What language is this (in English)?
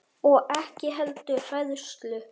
Icelandic